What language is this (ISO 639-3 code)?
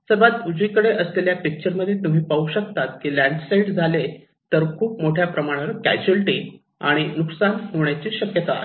mar